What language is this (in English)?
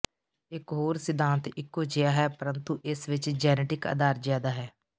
Punjabi